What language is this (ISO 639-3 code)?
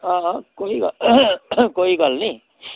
doi